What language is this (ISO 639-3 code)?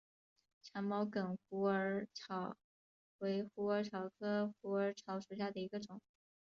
zho